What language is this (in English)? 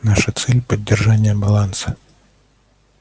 Russian